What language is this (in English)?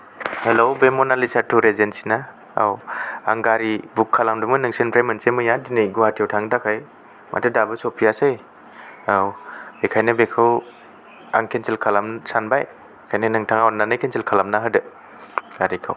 Bodo